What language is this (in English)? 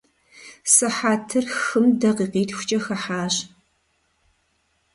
Kabardian